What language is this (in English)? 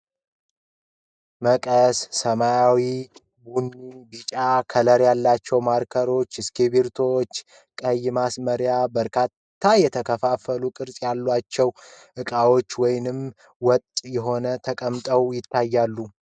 Amharic